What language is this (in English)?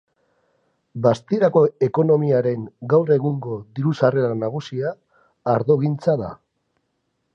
Basque